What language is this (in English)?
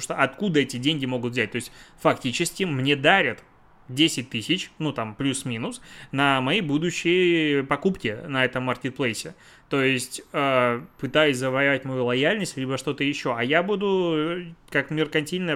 Russian